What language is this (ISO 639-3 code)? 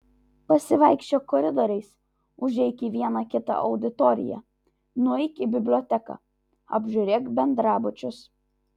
lit